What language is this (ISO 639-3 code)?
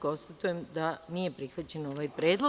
srp